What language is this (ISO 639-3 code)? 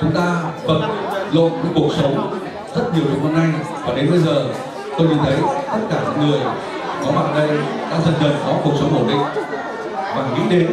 vie